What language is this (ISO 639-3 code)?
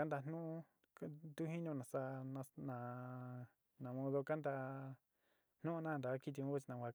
xti